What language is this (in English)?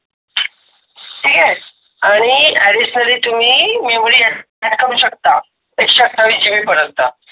Marathi